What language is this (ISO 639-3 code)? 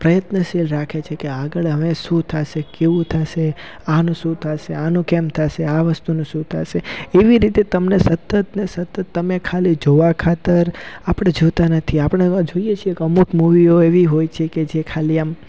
guj